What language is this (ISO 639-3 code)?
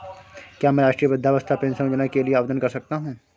hin